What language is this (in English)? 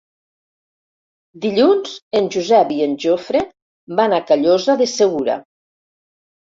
Catalan